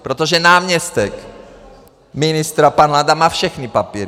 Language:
Czech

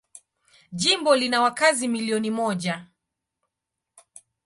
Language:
Swahili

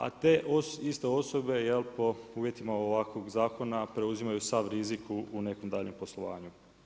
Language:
Croatian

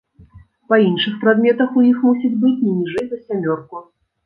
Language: Belarusian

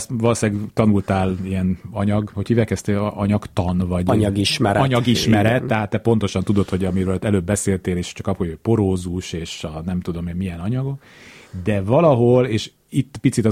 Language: Hungarian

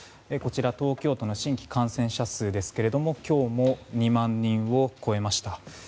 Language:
Japanese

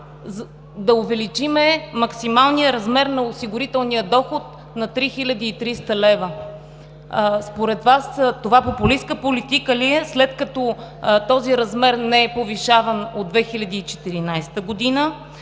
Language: Bulgarian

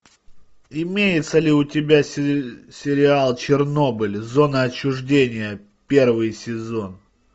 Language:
Russian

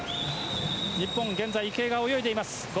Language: Japanese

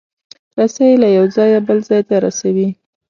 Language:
Pashto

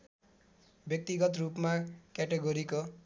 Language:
Nepali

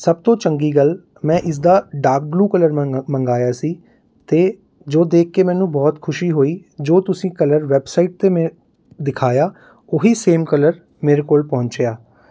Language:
Punjabi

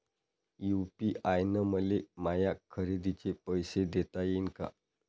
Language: Marathi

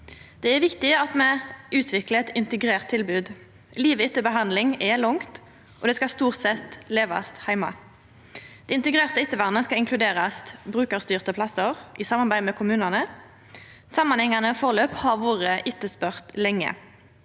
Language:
Norwegian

